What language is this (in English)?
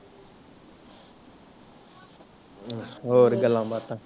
Punjabi